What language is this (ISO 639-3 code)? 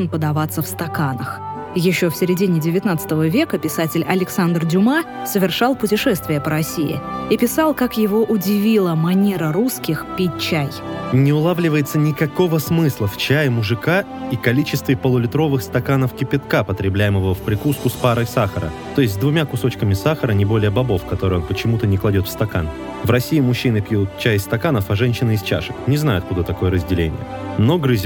rus